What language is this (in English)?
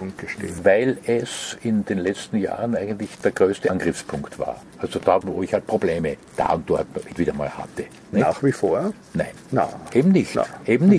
German